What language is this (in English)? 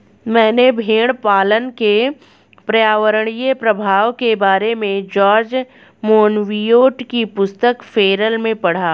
Hindi